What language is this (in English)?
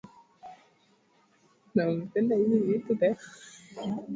Swahili